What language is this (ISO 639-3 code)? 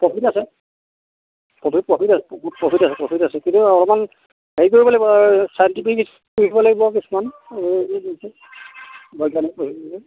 asm